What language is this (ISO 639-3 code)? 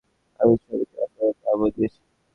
ben